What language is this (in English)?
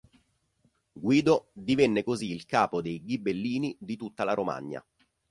Italian